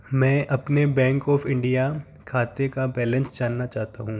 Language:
Hindi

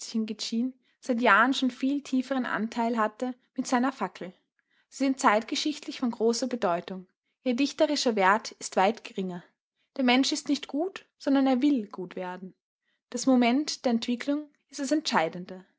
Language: German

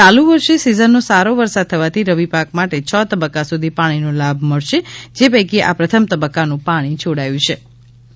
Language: Gujarati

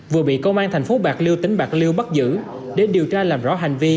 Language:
Vietnamese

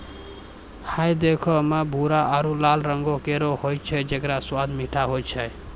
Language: Maithili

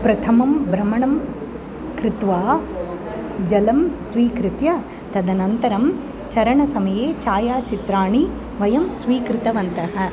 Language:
Sanskrit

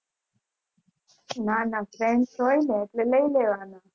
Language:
Gujarati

